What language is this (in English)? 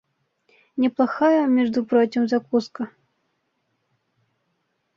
Bashkir